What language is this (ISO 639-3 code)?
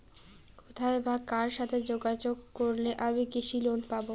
ben